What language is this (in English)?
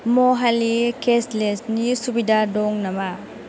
Bodo